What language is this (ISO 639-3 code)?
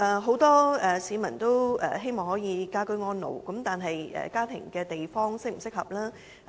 yue